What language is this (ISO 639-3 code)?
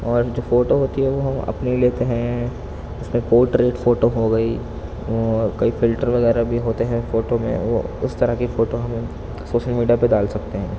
urd